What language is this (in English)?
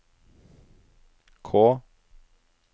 Norwegian